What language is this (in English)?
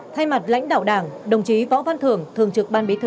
Vietnamese